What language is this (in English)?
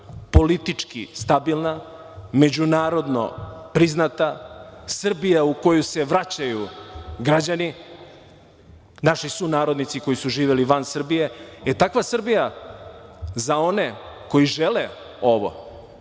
Serbian